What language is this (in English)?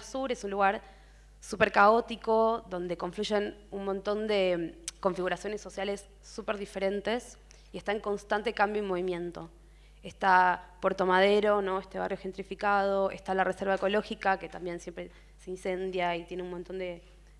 Spanish